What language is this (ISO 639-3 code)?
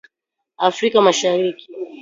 swa